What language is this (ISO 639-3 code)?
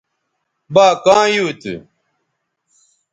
btv